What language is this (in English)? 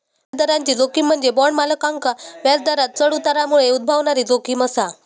Marathi